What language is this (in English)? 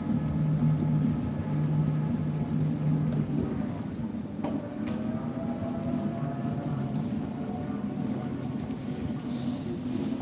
Malay